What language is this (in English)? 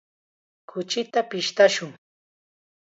Chiquián Ancash Quechua